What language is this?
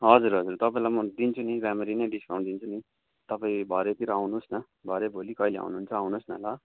Nepali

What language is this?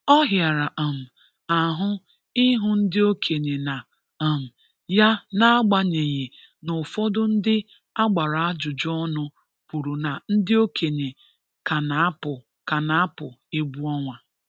Igbo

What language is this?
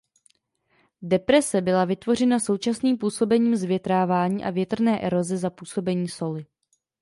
Czech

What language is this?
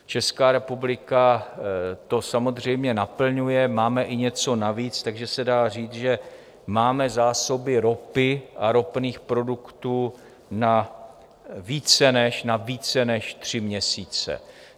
Czech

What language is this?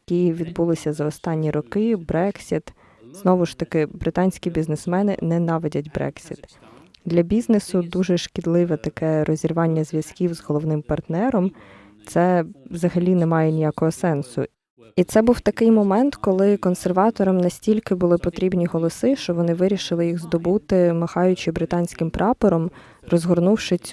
Ukrainian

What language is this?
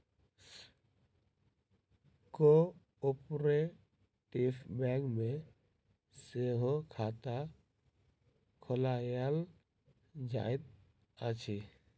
Maithili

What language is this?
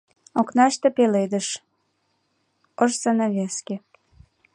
Mari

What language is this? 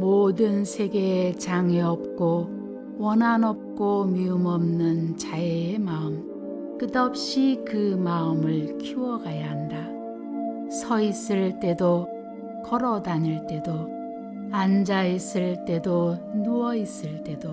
Korean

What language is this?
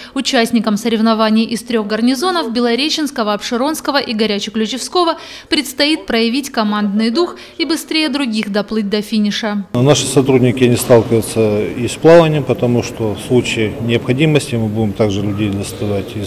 Russian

